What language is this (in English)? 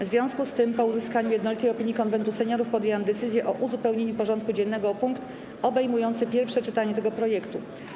Polish